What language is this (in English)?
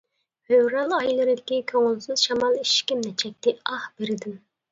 Uyghur